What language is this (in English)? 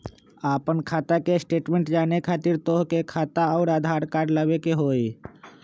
Magahi